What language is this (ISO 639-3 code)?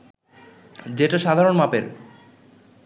ben